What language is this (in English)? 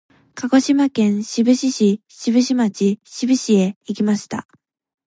Japanese